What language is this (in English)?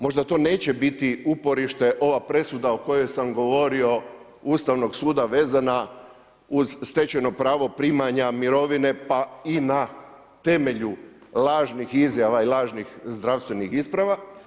Croatian